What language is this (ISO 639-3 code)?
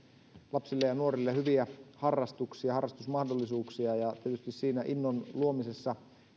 fin